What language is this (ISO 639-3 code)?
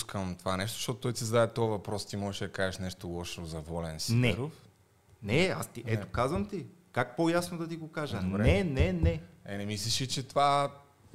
bul